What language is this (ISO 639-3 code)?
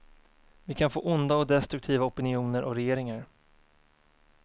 swe